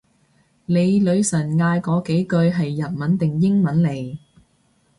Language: Cantonese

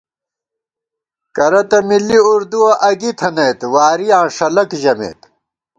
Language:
Gawar-Bati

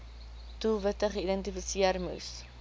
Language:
Afrikaans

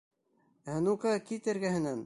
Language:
Bashkir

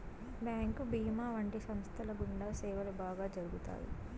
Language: Telugu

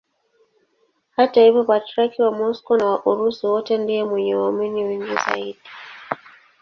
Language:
Swahili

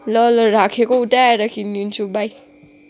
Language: Nepali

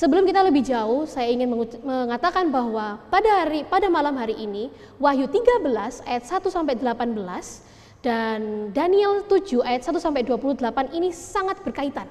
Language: Indonesian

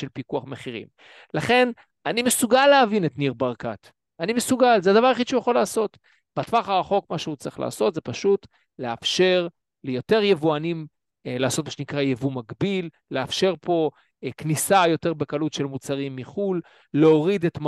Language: Hebrew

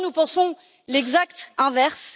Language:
French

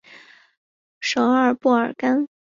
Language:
Chinese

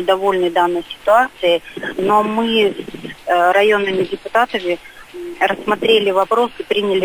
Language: Russian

